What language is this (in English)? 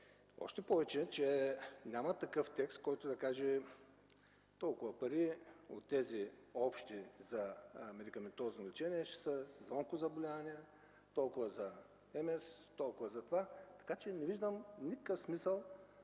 Bulgarian